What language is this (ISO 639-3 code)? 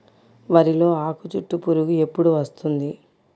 tel